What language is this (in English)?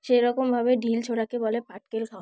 Bangla